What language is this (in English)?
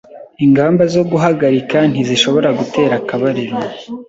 Kinyarwanda